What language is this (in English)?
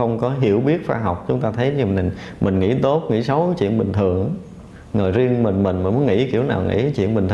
Vietnamese